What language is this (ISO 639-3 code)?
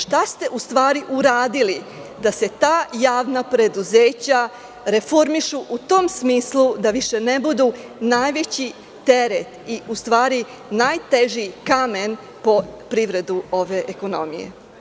srp